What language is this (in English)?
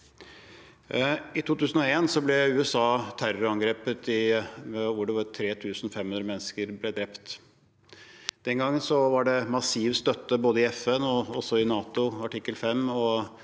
Norwegian